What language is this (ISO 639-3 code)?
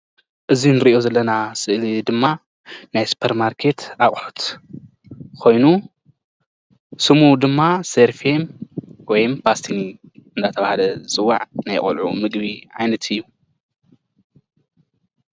tir